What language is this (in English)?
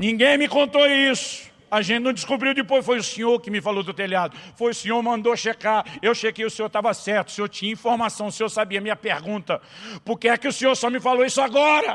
Portuguese